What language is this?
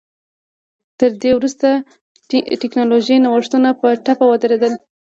Pashto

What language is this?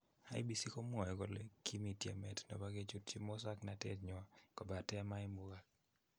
Kalenjin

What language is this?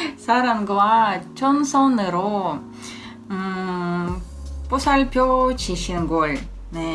Korean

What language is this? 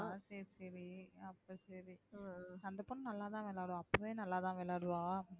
Tamil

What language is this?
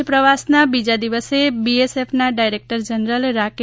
Gujarati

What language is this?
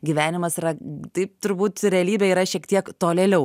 Lithuanian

